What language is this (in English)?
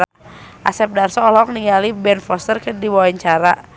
Sundanese